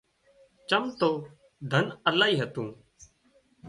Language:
Wadiyara Koli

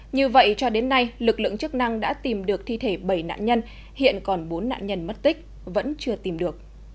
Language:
Vietnamese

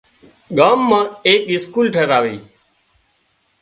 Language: Wadiyara Koli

